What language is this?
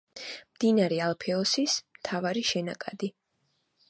Georgian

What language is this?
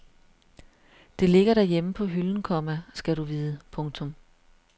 Danish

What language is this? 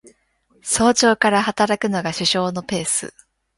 Japanese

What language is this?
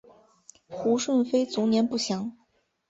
Chinese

